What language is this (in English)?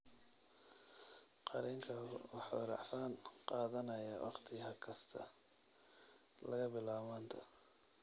Somali